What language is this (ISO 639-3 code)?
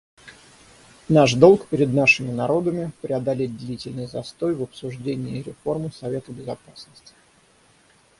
rus